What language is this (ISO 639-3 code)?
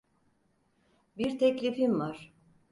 tur